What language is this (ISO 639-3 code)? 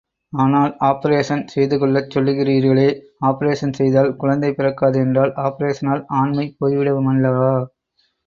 tam